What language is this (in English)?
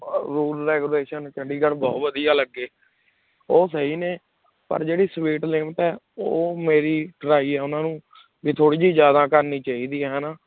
Punjabi